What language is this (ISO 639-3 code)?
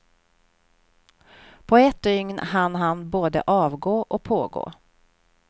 swe